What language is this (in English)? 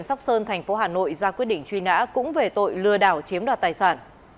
Vietnamese